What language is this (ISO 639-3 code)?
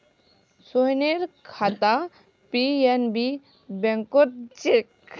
mag